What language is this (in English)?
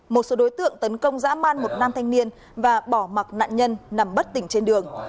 Vietnamese